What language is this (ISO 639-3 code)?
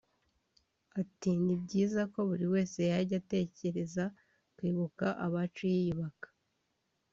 kin